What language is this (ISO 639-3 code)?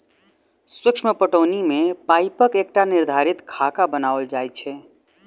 mai